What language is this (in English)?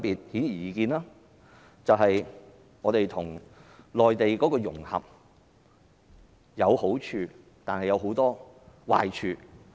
Cantonese